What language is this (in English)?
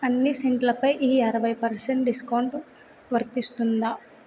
Telugu